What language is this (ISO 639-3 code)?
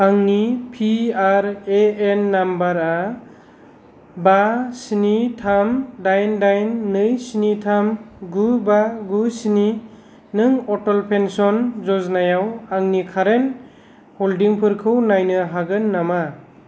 brx